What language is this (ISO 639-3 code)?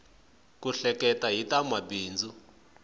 tso